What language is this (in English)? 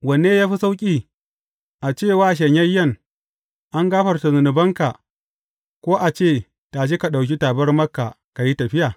Hausa